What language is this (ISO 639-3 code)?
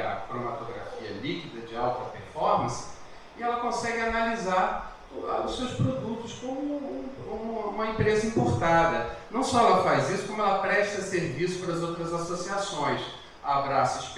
por